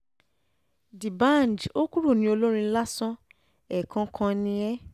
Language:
Yoruba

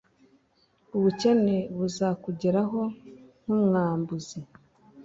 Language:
Kinyarwanda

